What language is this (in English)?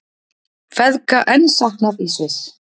Icelandic